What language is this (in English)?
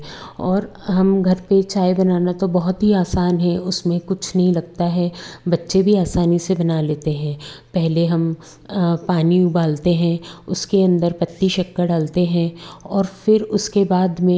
Hindi